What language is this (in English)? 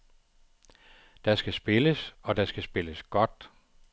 Danish